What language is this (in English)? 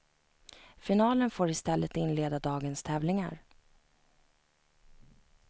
Swedish